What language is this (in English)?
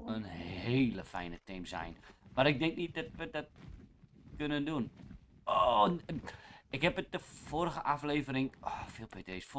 Dutch